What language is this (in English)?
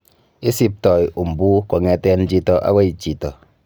Kalenjin